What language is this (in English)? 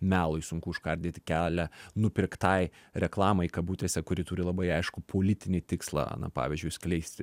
Lithuanian